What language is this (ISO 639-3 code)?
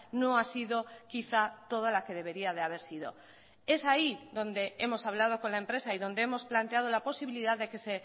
spa